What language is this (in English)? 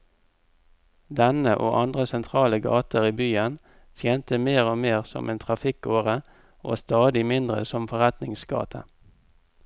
Norwegian